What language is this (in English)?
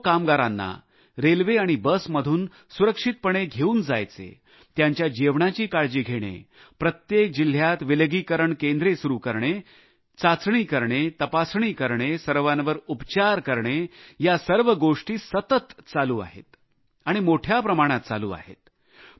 Marathi